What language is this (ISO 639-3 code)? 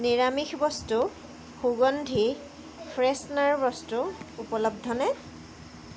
asm